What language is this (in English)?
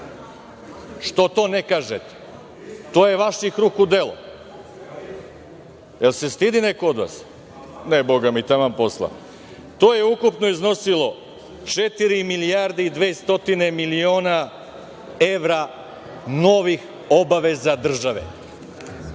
Serbian